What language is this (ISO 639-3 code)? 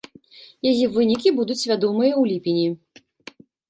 bel